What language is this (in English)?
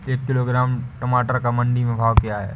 Hindi